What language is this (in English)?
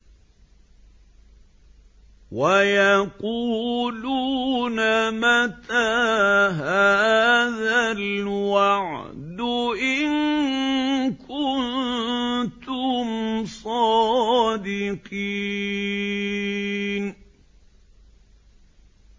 Arabic